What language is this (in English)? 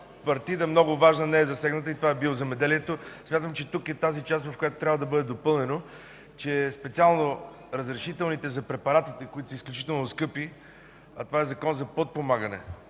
Bulgarian